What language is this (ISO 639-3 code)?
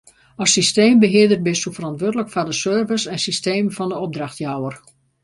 fry